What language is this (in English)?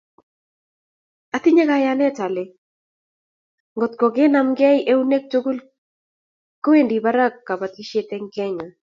Kalenjin